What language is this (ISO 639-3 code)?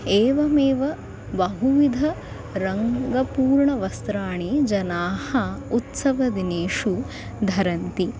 san